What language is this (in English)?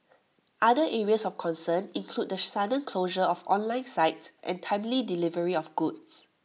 English